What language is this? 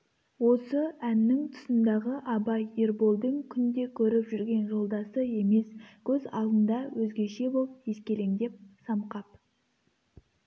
Kazakh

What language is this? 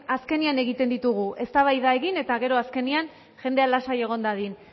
Basque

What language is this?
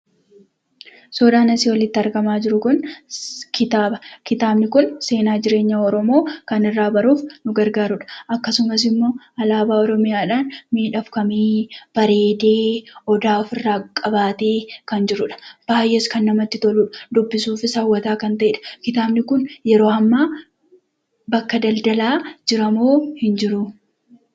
Oromo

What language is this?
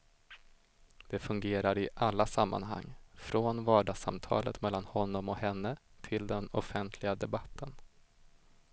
Swedish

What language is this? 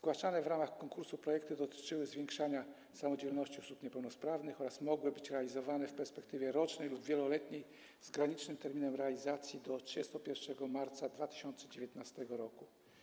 Polish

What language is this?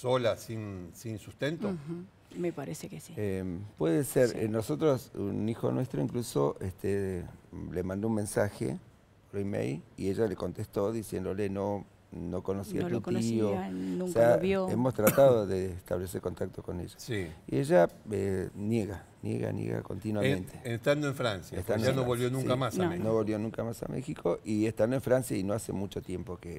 Spanish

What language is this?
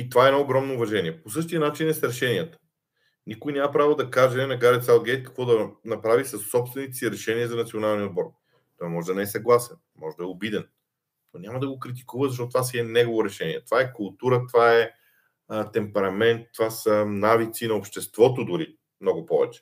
Bulgarian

